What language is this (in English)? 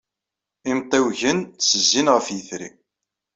Kabyle